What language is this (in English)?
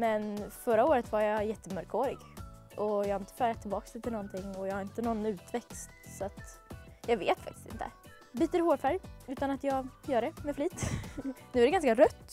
Swedish